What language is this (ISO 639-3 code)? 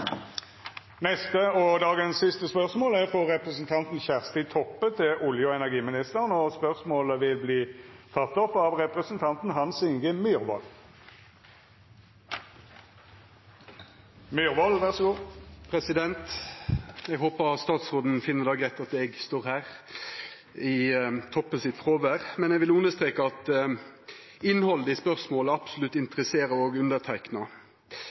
nno